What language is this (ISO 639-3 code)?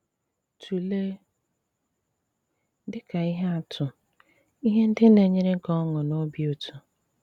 ibo